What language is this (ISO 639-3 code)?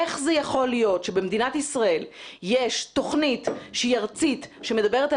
heb